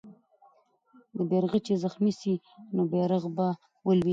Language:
Pashto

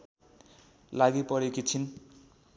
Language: Nepali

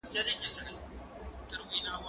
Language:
Pashto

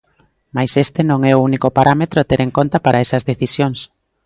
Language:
Galician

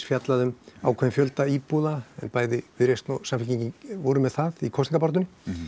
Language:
Icelandic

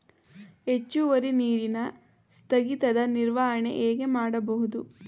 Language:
Kannada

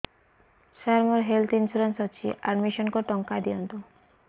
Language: Odia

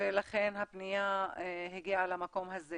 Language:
Hebrew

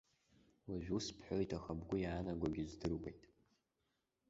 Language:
Abkhazian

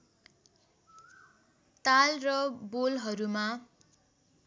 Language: Nepali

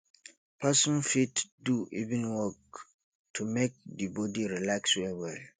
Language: Nigerian Pidgin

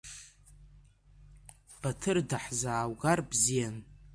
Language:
Abkhazian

